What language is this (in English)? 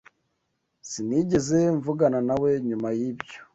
Kinyarwanda